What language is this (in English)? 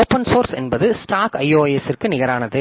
Tamil